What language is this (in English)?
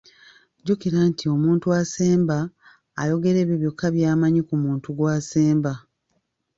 Ganda